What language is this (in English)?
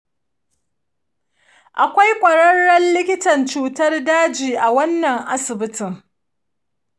Hausa